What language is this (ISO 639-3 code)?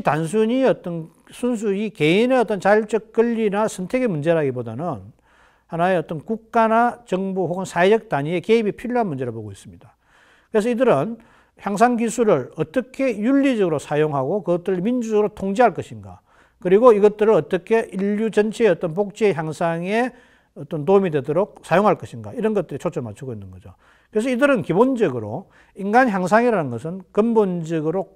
kor